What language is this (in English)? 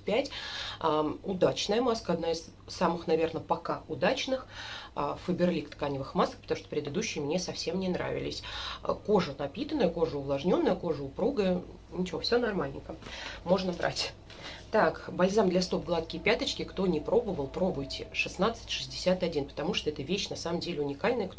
Russian